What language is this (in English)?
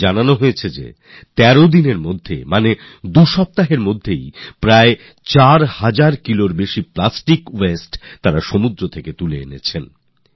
Bangla